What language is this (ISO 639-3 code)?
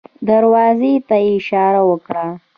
pus